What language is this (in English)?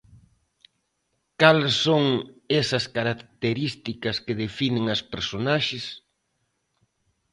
Galician